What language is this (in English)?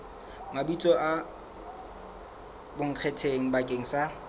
Southern Sotho